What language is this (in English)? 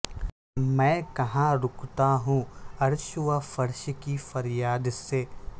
Urdu